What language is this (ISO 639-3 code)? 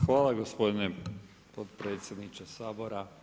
hrv